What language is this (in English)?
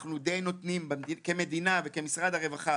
Hebrew